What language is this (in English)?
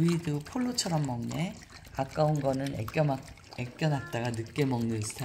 Korean